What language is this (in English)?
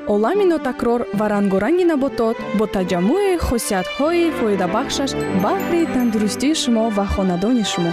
Persian